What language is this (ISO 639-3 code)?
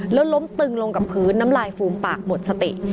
tha